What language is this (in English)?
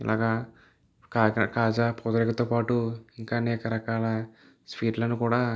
Telugu